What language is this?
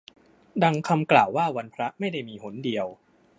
Thai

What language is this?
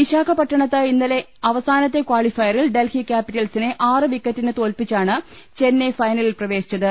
Malayalam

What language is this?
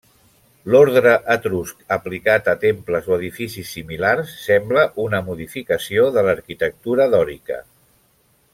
Catalan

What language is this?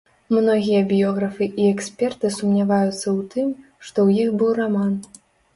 Belarusian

